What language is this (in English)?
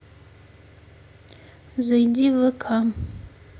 Russian